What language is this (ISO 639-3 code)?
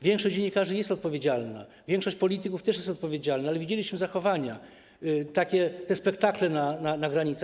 pol